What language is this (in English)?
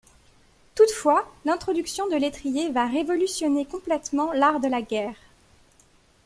French